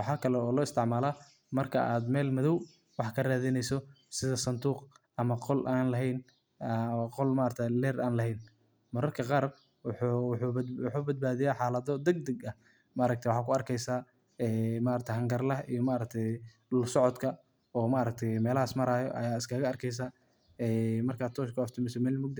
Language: Somali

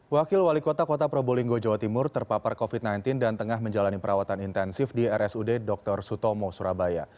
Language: Indonesian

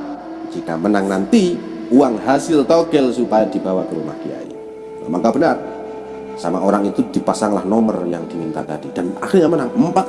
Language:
Indonesian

